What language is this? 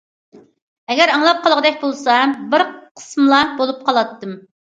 Uyghur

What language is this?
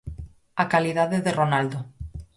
Galician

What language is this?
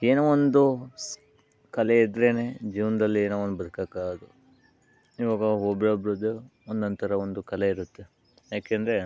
Kannada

